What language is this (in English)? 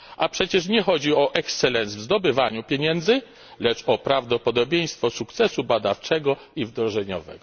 Polish